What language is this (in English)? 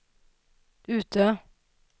Swedish